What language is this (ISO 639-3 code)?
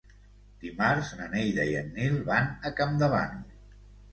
cat